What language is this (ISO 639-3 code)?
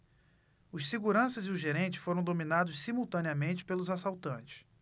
por